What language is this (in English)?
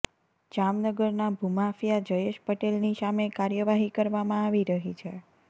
Gujarati